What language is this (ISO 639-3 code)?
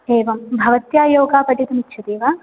san